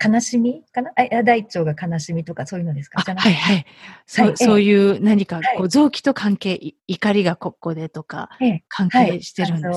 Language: Japanese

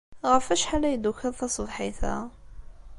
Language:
Kabyle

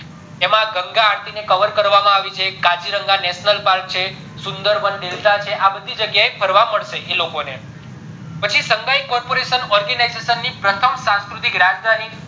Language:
Gujarati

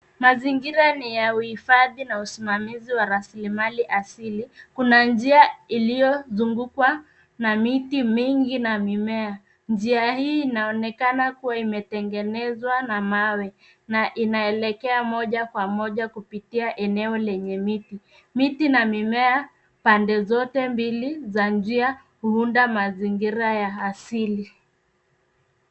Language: Swahili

